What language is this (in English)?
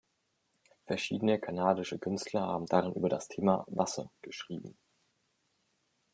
German